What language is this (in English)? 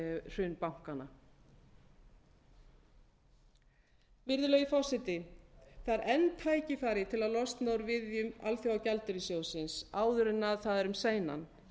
Icelandic